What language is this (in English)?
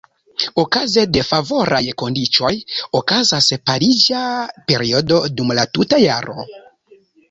Esperanto